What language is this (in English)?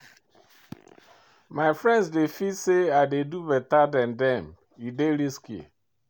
Nigerian Pidgin